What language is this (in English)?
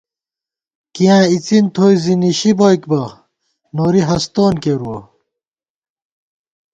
Gawar-Bati